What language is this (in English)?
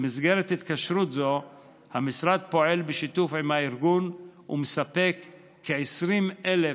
Hebrew